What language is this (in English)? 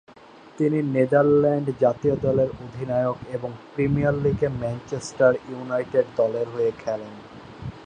Bangla